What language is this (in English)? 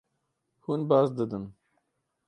Kurdish